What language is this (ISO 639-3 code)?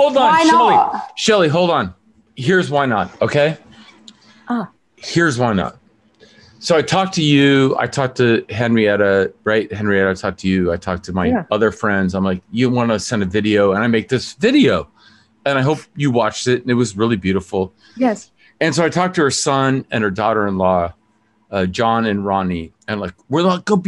eng